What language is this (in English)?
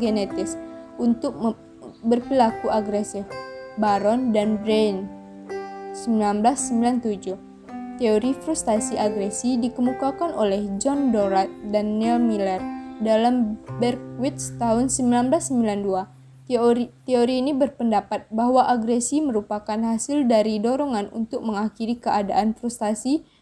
Indonesian